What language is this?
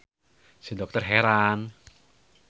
Sundanese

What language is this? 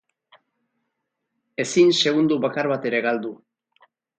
Basque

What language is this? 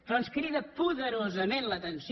Catalan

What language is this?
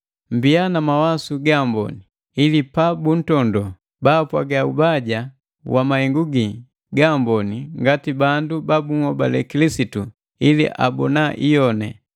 Matengo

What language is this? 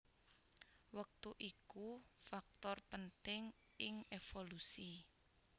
Javanese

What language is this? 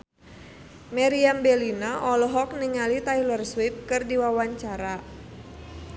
Sundanese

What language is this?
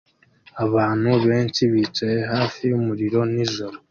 Kinyarwanda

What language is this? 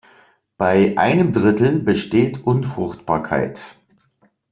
German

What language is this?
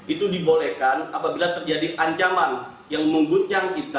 Indonesian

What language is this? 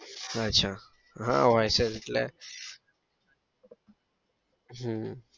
Gujarati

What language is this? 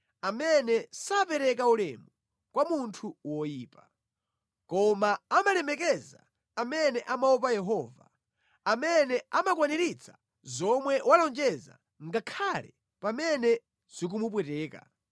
Nyanja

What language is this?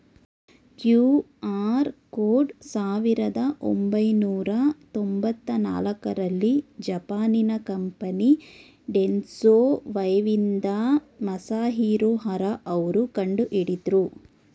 Kannada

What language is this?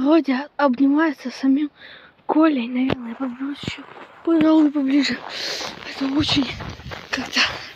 Russian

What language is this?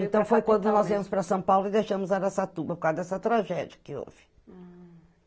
Portuguese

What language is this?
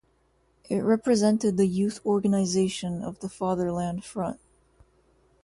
English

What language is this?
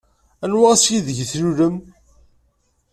Kabyle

